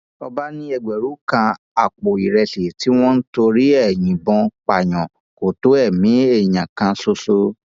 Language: Yoruba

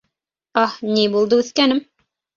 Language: Bashkir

